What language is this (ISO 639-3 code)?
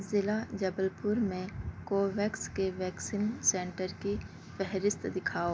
urd